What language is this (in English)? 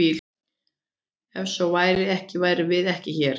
Icelandic